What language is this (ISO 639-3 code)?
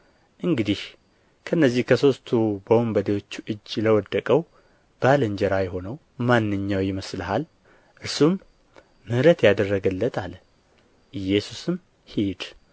amh